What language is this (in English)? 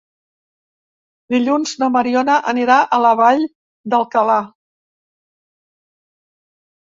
Catalan